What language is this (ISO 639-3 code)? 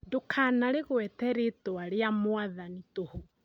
kik